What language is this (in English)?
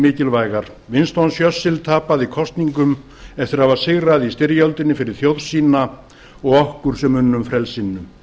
Icelandic